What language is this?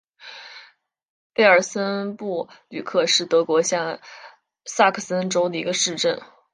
Chinese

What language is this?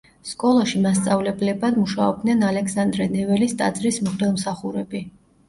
Georgian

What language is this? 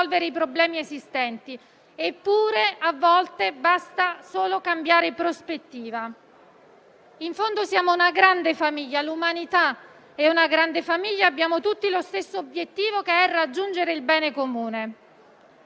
Italian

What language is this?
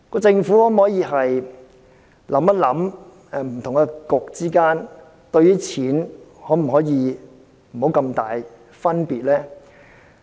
Cantonese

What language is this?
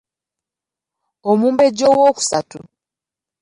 Ganda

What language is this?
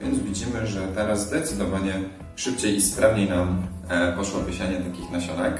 Polish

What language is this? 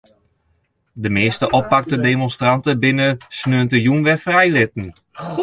Western Frisian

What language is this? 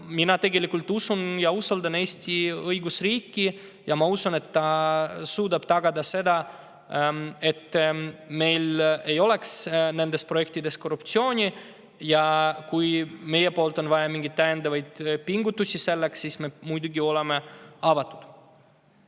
Estonian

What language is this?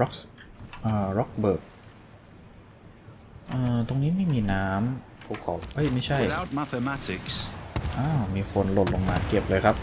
Thai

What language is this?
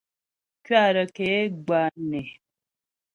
Ghomala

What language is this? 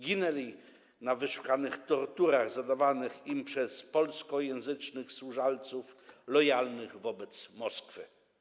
Polish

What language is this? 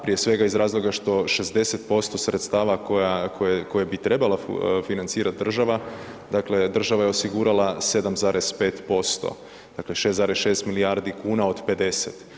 Croatian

